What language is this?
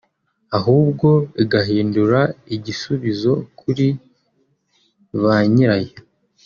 Kinyarwanda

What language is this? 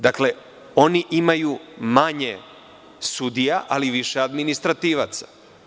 Serbian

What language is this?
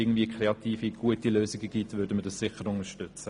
Swiss German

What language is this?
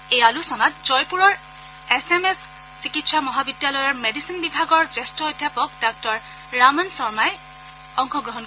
Assamese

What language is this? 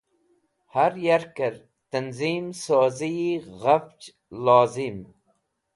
Wakhi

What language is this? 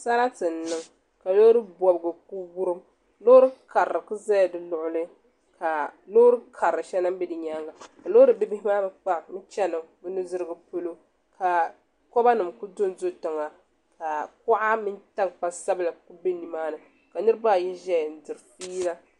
Dagbani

